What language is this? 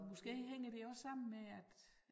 Danish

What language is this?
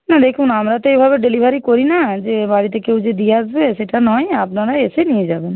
Bangla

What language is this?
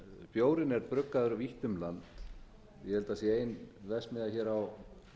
Icelandic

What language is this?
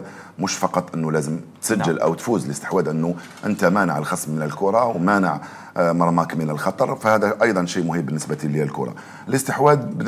Arabic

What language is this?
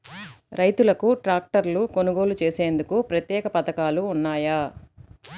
Telugu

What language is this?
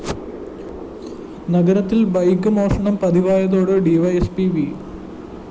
Malayalam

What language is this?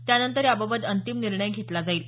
Marathi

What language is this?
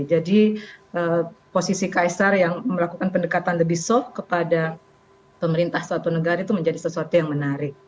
Indonesian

